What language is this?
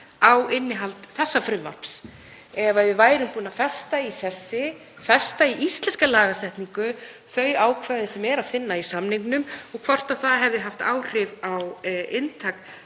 Icelandic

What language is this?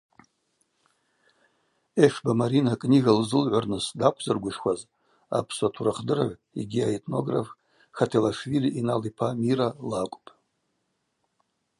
Abaza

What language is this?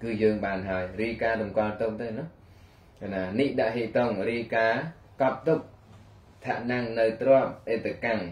Vietnamese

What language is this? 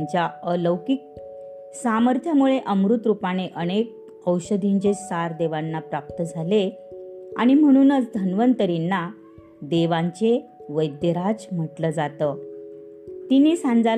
Marathi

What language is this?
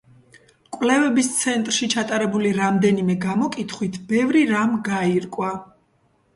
Georgian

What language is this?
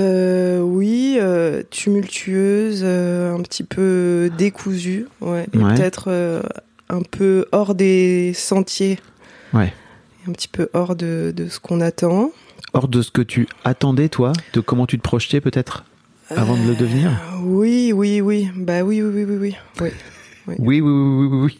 French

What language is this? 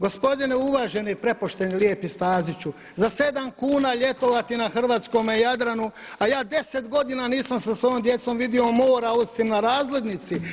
Croatian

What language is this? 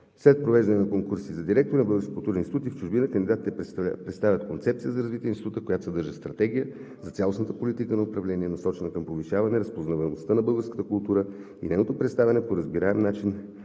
Bulgarian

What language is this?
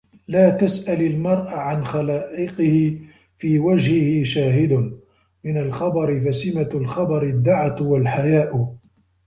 Arabic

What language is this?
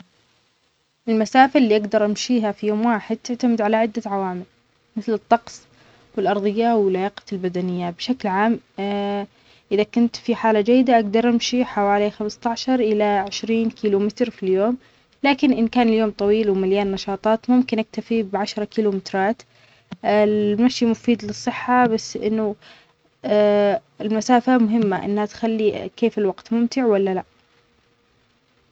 Omani Arabic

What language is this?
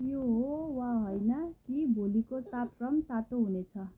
Nepali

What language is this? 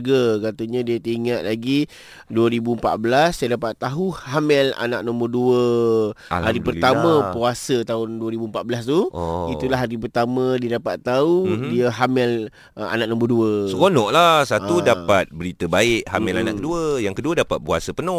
Malay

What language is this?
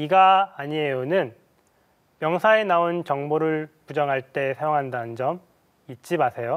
Korean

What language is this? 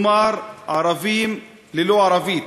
Hebrew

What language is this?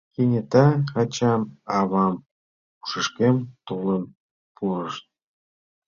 Mari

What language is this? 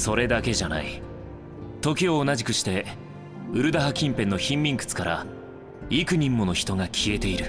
Japanese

